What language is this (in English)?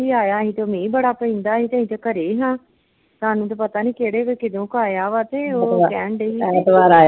Punjabi